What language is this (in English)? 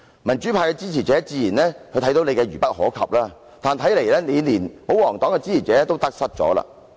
Cantonese